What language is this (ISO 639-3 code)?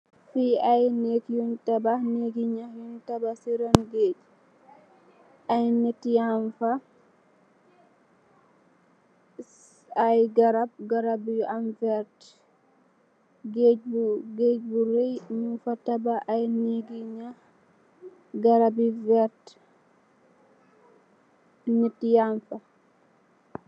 wol